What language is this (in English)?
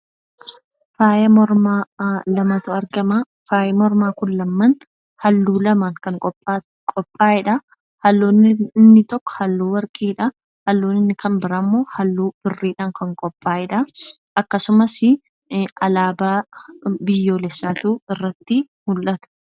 Oromo